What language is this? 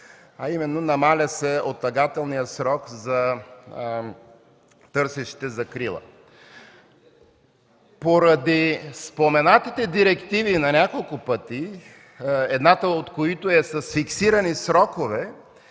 Bulgarian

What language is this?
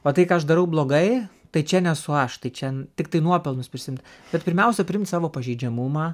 Lithuanian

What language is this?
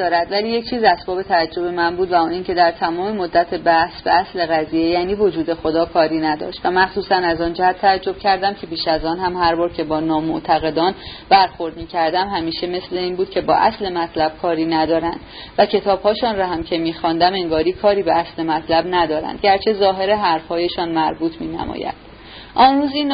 Persian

